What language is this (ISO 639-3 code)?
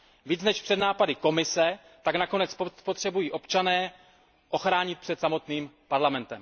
ces